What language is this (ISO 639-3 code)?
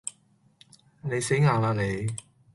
yue